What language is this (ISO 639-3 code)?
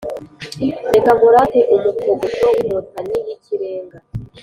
kin